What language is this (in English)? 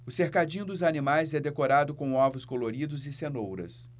Portuguese